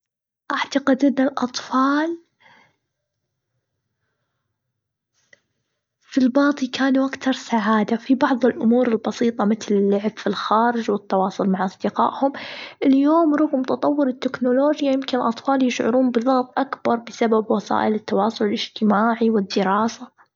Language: Gulf Arabic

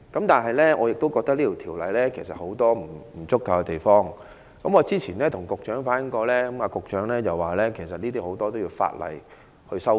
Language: Cantonese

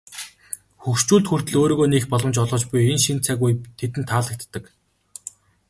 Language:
Mongolian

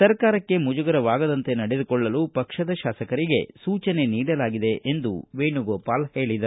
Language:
Kannada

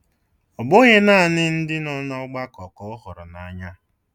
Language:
Igbo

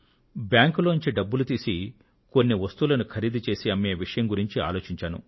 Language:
Telugu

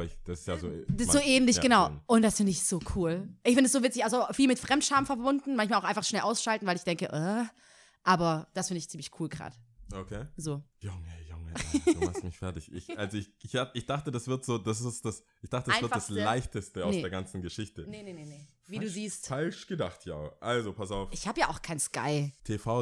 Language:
German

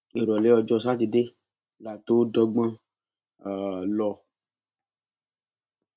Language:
Yoruba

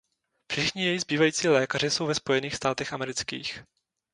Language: Czech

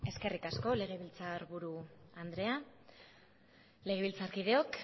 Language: Basque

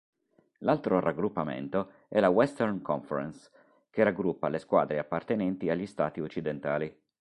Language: Italian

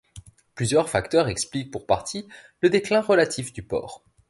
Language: French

